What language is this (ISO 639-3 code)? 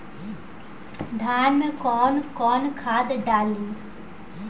bho